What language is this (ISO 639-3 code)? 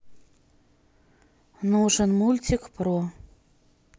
rus